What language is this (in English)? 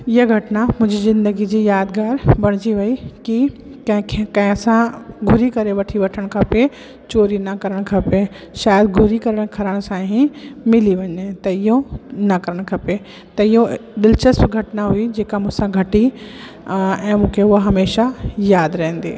Sindhi